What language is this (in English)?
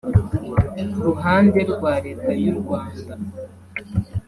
Kinyarwanda